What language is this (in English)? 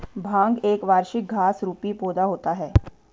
Hindi